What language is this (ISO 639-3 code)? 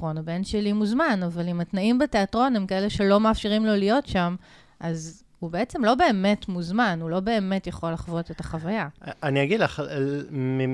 heb